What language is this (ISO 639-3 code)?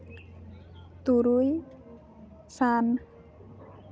sat